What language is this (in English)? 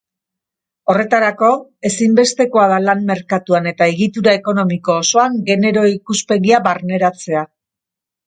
Basque